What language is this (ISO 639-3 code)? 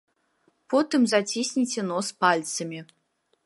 bel